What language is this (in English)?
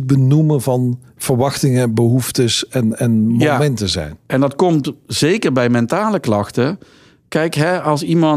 Dutch